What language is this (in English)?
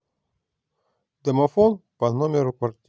Russian